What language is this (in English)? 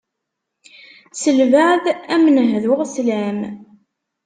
Kabyle